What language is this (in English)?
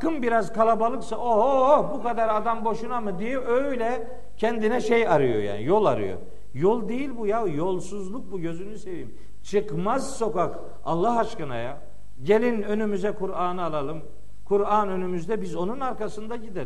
Turkish